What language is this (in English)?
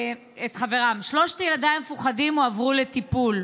Hebrew